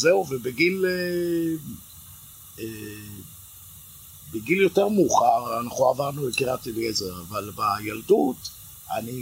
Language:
Hebrew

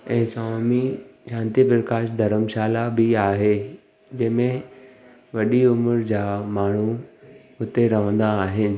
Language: Sindhi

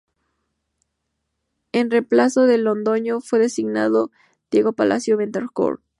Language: Spanish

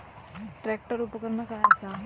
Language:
Marathi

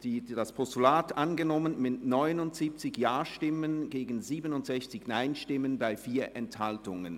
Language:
Swiss German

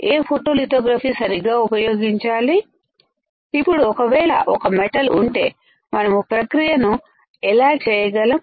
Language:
Telugu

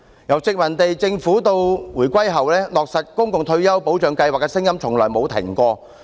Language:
Cantonese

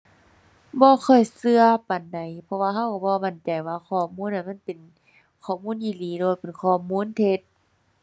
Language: Thai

